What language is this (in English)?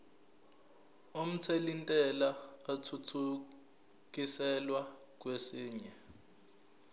Zulu